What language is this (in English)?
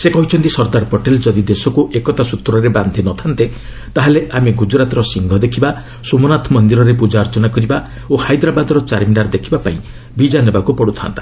Odia